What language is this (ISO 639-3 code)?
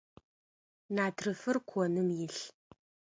ady